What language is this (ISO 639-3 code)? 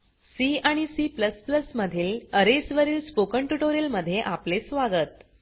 mar